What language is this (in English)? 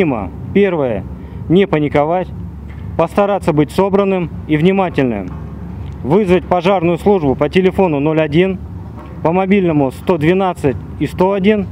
Russian